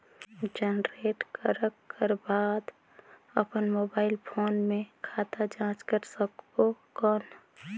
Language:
Chhattisgarhi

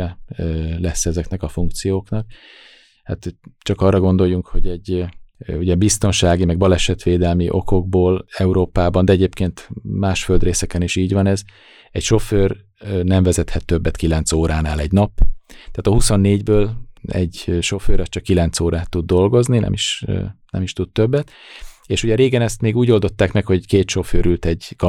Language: Hungarian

